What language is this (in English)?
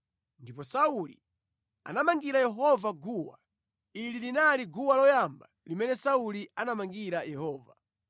Nyanja